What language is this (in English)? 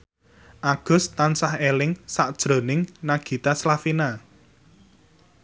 Javanese